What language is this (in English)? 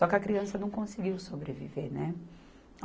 Portuguese